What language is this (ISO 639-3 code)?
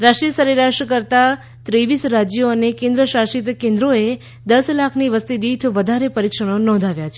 guj